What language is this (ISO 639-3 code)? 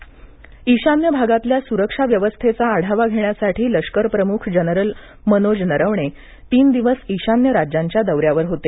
mar